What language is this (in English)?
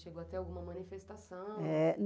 Portuguese